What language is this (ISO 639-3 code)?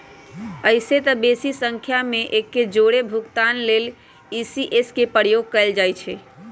mag